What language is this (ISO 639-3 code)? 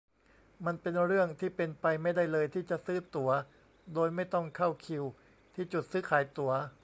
tha